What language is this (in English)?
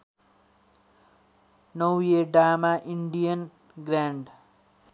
Nepali